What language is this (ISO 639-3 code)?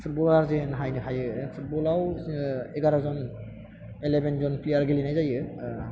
brx